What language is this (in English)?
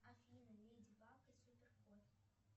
Russian